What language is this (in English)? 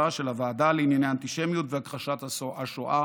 Hebrew